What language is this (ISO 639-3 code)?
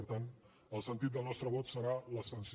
cat